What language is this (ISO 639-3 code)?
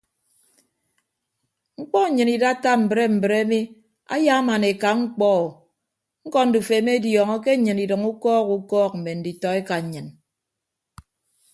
ibb